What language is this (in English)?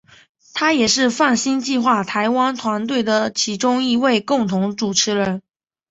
Chinese